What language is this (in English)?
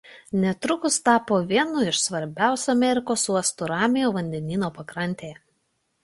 Lithuanian